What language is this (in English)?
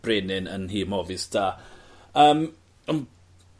Welsh